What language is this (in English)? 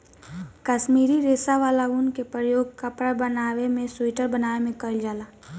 Bhojpuri